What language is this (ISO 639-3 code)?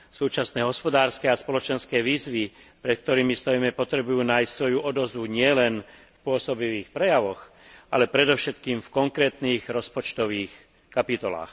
slk